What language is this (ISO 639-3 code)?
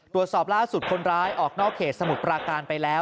tha